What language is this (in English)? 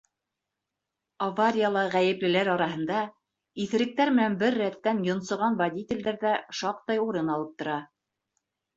Bashkir